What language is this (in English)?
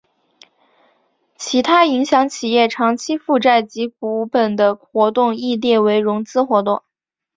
Chinese